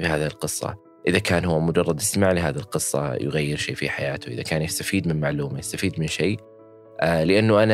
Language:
Arabic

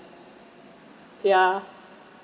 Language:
English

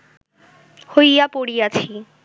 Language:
Bangla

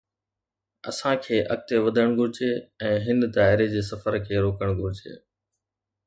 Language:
Sindhi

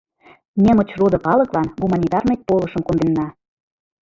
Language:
Mari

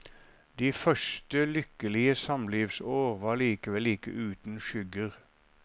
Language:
Norwegian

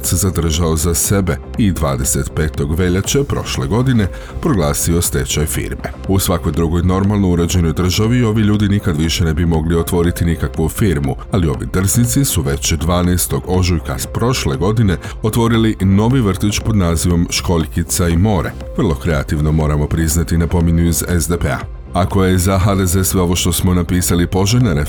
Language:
Croatian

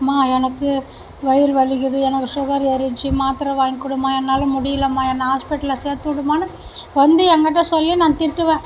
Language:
Tamil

